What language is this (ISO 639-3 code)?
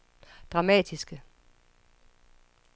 dan